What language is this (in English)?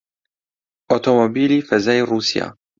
Central Kurdish